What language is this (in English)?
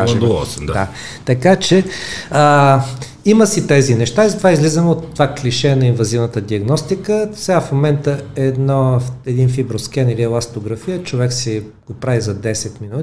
Bulgarian